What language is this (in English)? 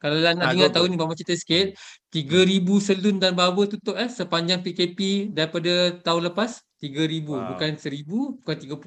Malay